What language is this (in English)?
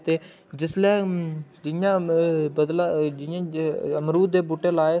Dogri